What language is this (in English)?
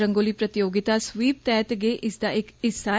Dogri